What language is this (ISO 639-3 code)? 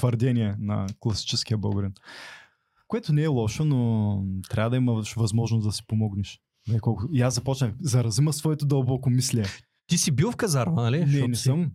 bul